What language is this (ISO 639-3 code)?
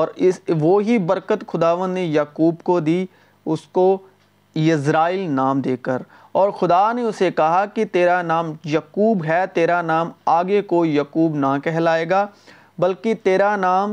urd